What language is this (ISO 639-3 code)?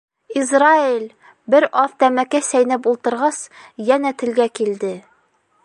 bak